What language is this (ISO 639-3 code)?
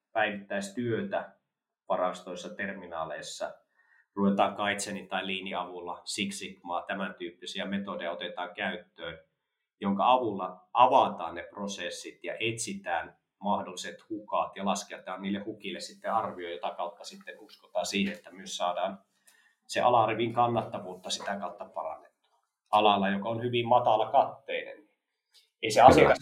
fin